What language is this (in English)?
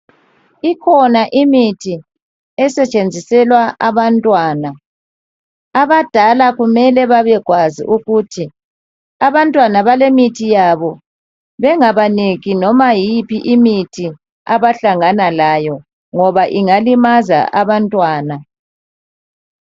North Ndebele